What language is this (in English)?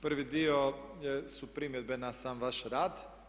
Croatian